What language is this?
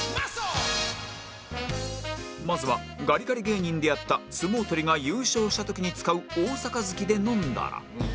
Japanese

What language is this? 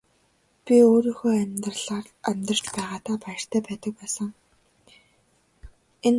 Mongolian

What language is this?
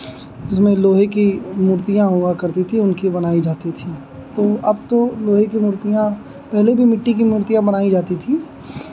Hindi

